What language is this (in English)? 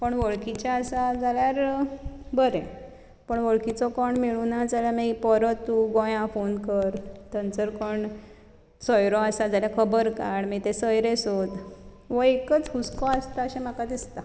Konkani